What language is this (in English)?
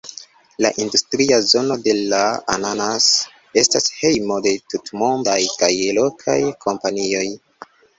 Esperanto